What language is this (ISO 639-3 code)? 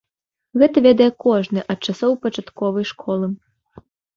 bel